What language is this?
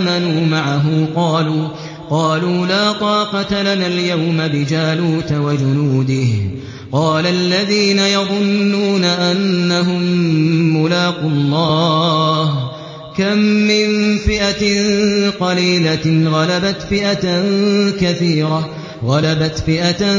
Arabic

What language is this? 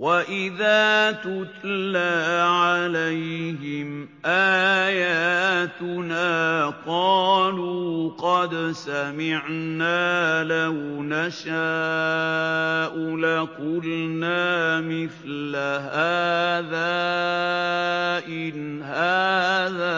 Arabic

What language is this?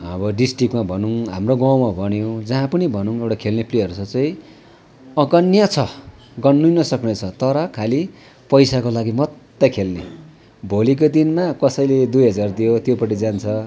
Nepali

